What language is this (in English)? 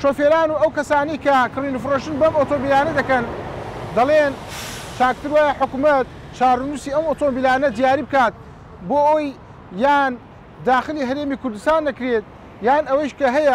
Arabic